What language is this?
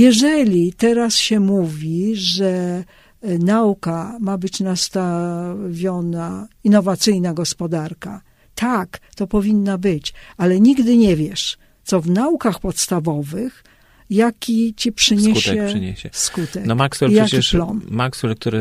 Polish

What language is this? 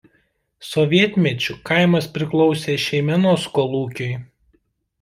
Lithuanian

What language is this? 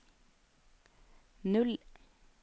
Norwegian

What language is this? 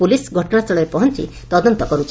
Odia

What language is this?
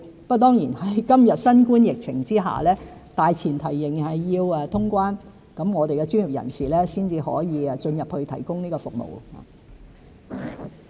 Cantonese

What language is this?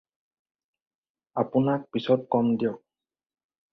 Assamese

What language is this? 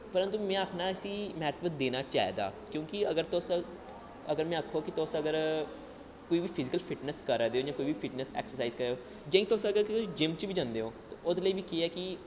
Dogri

